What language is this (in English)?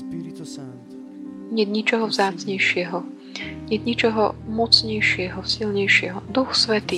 Slovak